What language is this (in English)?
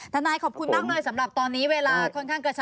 Thai